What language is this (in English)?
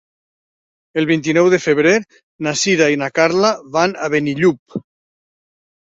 Catalan